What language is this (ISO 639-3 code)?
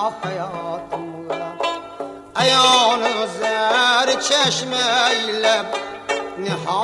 uzb